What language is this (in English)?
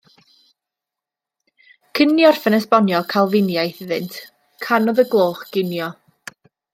Welsh